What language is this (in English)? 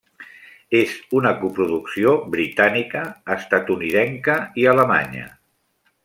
Catalan